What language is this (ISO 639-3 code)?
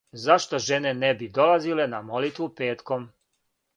srp